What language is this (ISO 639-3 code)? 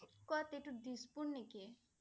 asm